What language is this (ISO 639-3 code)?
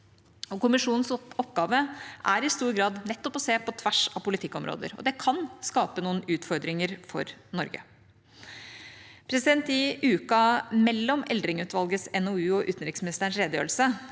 nor